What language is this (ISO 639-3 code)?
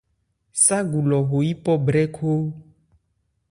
ebr